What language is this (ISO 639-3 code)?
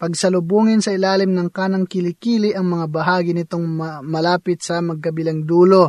fil